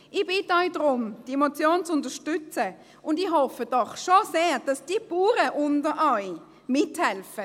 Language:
Swiss German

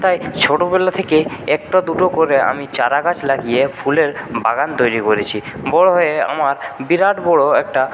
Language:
Bangla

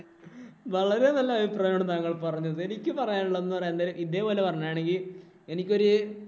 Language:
Malayalam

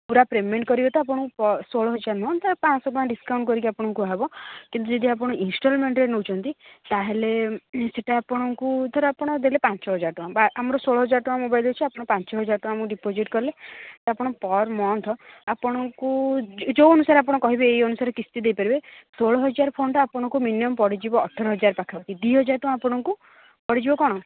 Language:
Odia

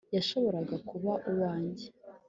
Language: Kinyarwanda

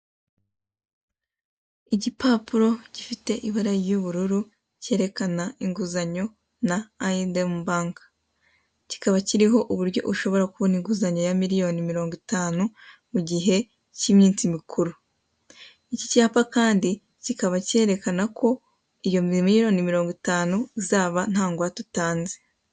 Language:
Kinyarwanda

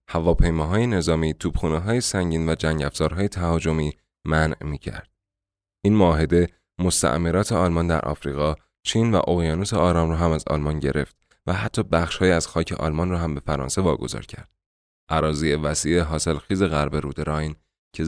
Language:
Persian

